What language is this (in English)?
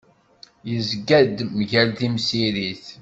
Kabyle